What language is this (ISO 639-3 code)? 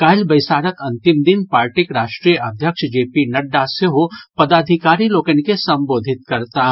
mai